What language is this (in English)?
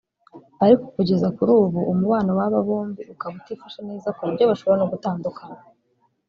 Kinyarwanda